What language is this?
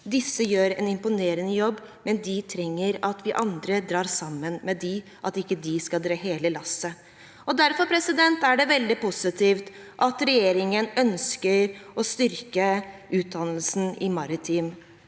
Norwegian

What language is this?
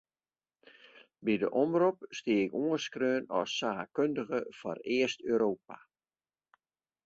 Western Frisian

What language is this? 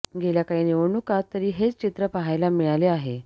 Marathi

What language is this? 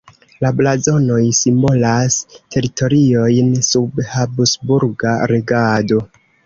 Esperanto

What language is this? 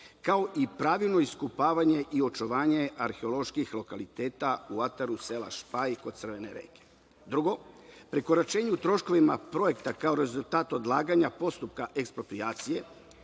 Serbian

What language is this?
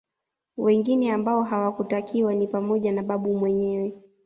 Swahili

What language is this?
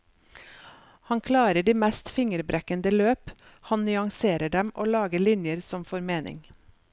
Norwegian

